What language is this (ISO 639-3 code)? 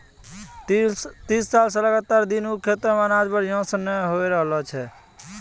mai